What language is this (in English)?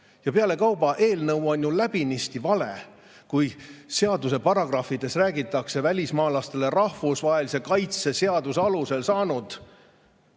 Estonian